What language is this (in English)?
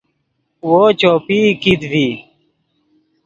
Yidgha